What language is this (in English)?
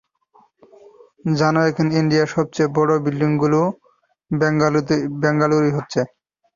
Bangla